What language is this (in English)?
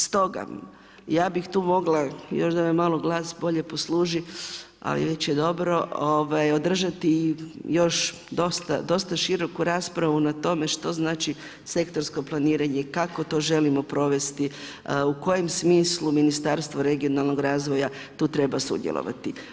Croatian